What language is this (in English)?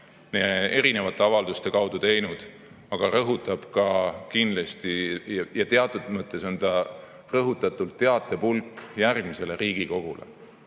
Estonian